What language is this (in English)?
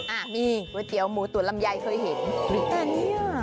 Thai